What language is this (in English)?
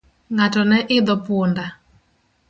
Luo (Kenya and Tanzania)